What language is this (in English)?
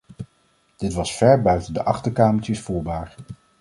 Dutch